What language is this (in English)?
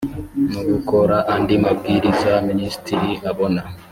Kinyarwanda